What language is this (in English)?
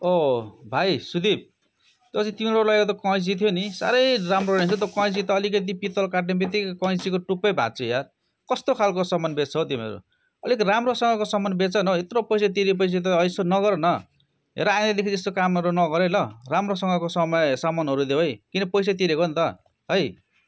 Nepali